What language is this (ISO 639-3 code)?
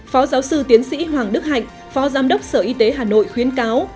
vie